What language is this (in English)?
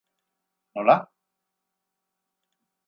Basque